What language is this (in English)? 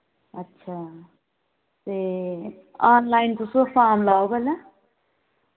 Dogri